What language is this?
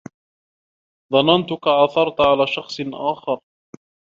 Arabic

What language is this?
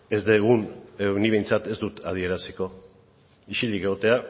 Basque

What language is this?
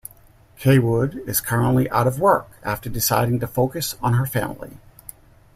English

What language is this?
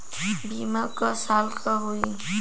Bhojpuri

